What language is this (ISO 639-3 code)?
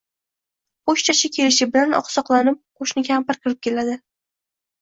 uzb